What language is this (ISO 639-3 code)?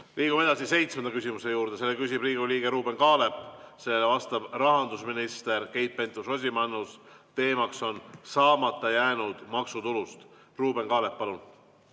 est